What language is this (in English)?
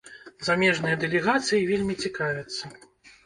Belarusian